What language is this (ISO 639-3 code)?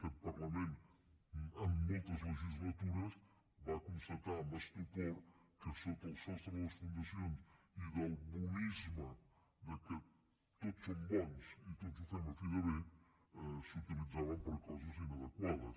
cat